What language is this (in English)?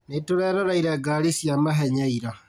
Kikuyu